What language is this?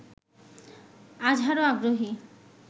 Bangla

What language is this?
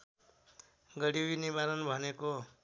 Nepali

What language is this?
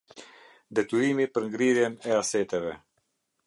Albanian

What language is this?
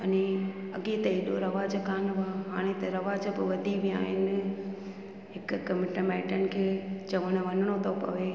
Sindhi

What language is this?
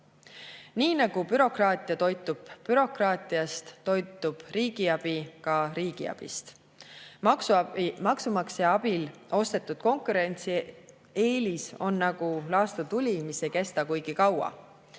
Estonian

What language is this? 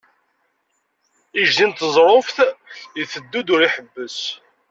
Kabyle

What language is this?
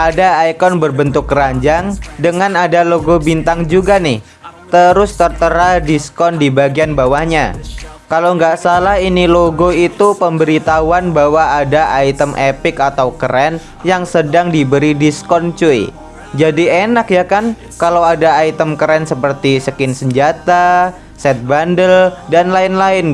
Indonesian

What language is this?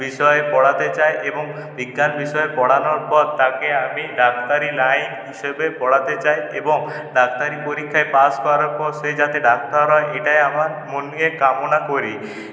Bangla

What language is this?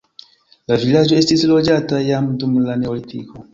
Esperanto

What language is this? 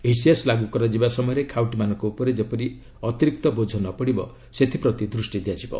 Odia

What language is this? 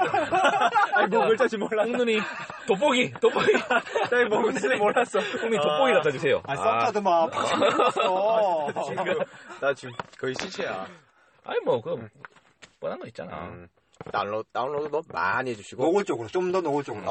Korean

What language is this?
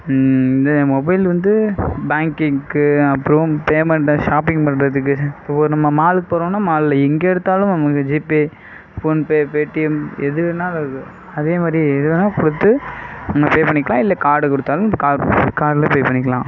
Tamil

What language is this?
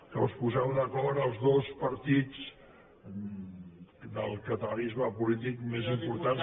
Catalan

